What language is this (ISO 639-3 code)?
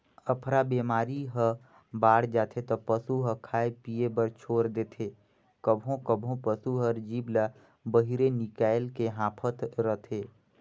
hne